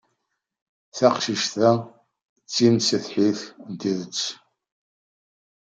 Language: Kabyle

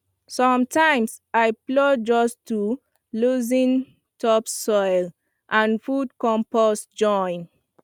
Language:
Nigerian Pidgin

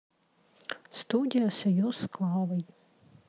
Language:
Russian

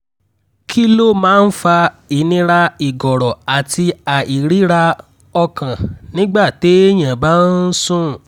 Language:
Yoruba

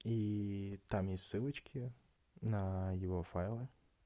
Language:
Russian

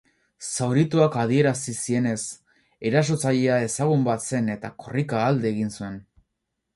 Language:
Basque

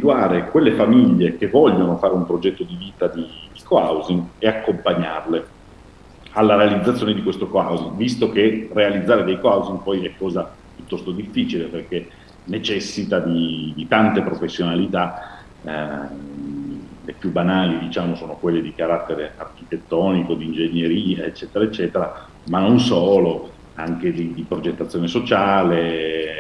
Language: Italian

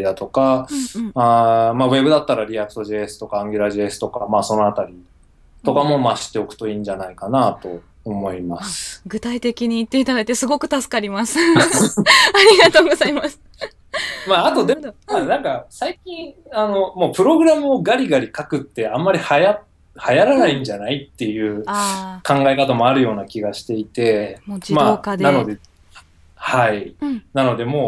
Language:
Japanese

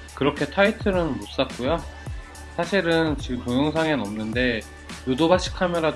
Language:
Korean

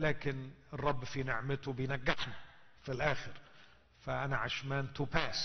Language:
Arabic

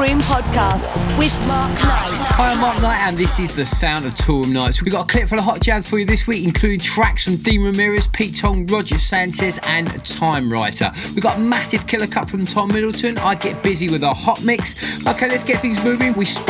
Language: English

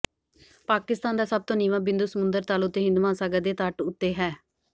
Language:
Punjabi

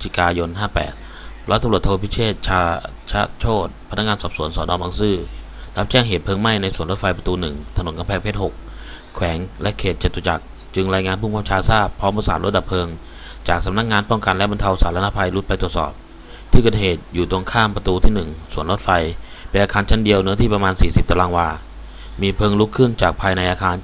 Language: Thai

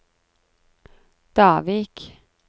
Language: Norwegian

